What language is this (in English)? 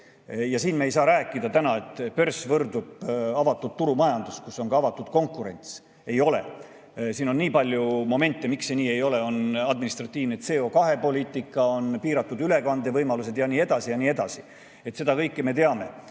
Estonian